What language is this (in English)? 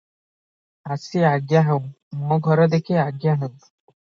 Odia